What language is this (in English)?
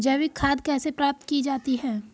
Hindi